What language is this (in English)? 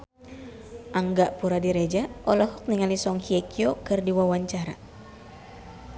Sundanese